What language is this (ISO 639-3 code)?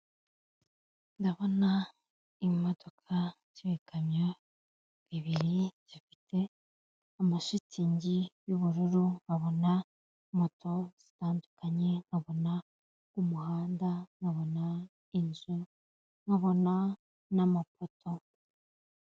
kin